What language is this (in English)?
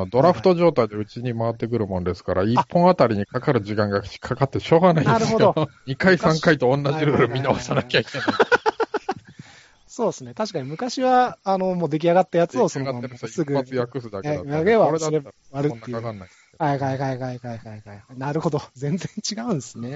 Japanese